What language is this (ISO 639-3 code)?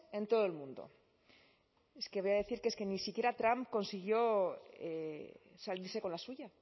spa